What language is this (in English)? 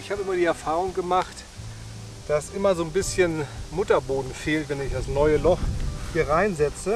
German